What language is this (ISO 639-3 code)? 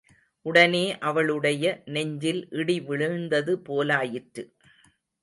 tam